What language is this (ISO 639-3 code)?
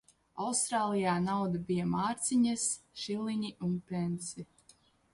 lav